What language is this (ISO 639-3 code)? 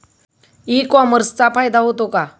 mar